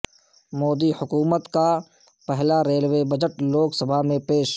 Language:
Urdu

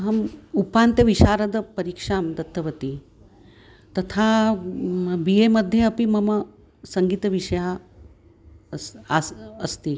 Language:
Sanskrit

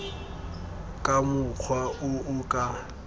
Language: Tswana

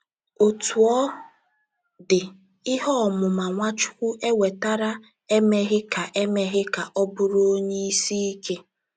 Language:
Igbo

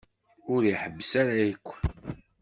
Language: Kabyle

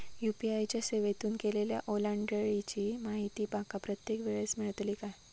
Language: Marathi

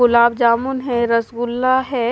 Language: Hindi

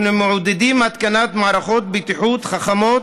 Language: Hebrew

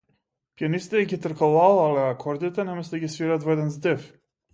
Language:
Macedonian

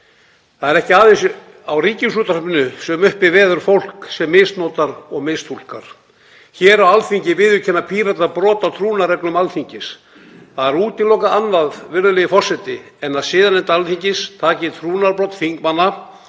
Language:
Icelandic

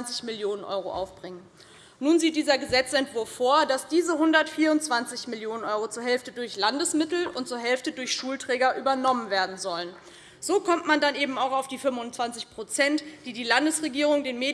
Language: German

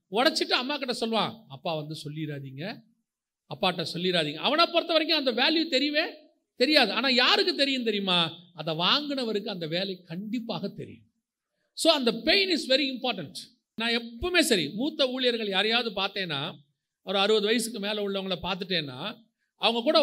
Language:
Tamil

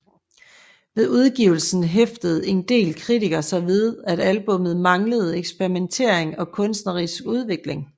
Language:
Danish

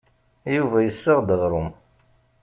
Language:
Kabyle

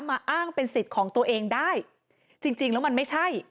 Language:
Thai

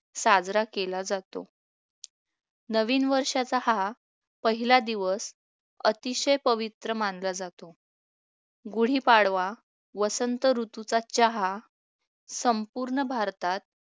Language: Marathi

